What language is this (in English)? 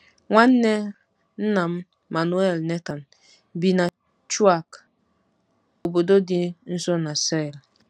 Igbo